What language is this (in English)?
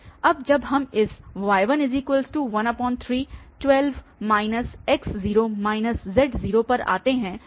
Hindi